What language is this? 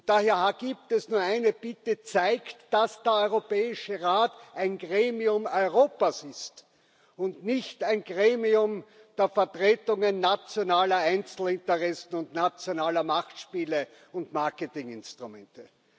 German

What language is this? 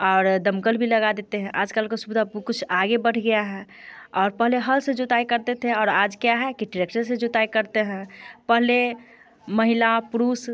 Hindi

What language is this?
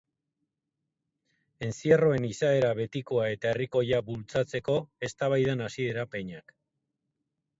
Basque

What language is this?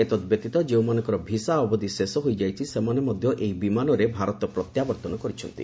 Odia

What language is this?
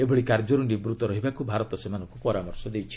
Odia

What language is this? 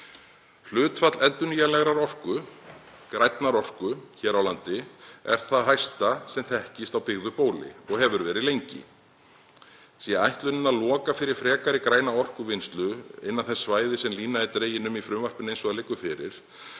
Icelandic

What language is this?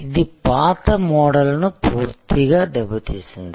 Telugu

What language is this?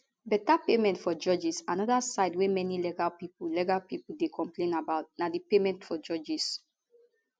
Nigerian Pidgin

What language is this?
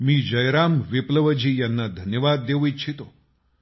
Marathi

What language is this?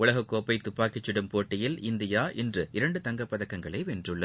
Tamil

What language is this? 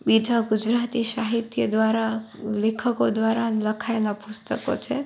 Gujarati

